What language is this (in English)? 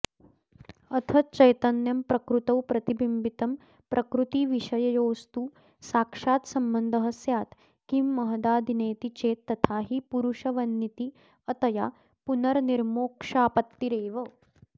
Sanskrit